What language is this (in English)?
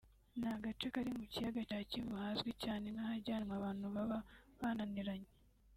Kinyarwanda